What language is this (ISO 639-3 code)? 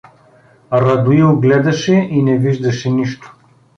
bul